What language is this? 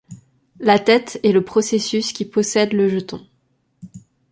French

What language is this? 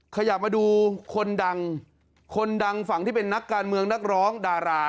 Thai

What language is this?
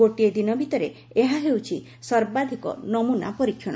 Odia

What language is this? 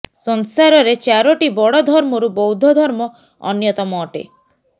Odia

